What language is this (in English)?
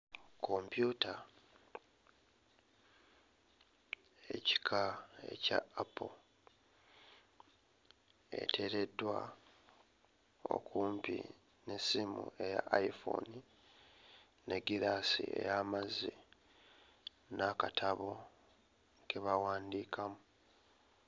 Ganda